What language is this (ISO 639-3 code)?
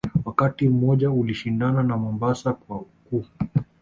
swa